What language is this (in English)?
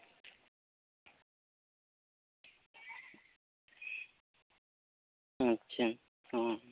Santali